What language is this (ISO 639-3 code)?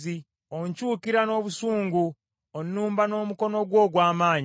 lug